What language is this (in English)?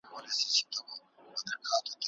Pashto